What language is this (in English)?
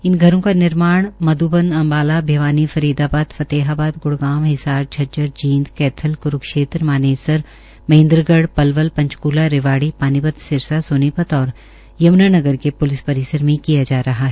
Hindi